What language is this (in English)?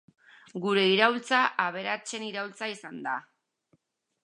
Basque